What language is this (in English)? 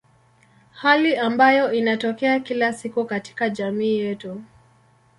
Swahili